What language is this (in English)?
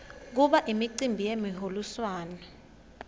Swati